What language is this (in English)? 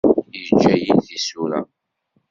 Kabyle